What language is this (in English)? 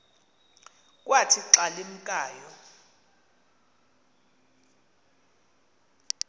Xhosa